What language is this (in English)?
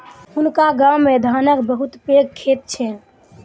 Maithili